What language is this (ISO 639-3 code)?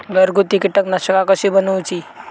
mar